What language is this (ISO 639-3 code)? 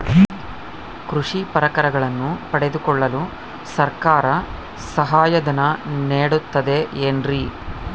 kan